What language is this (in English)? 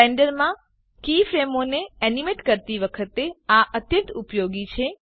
Gujarati